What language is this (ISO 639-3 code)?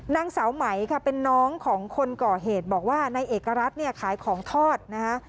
tha